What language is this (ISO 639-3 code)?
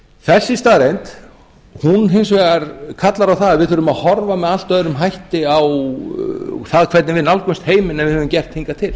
isl